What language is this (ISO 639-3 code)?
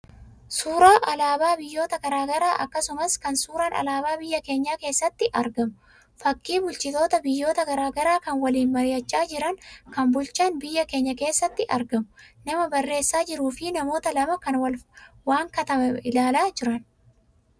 orm